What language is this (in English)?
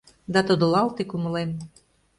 Mari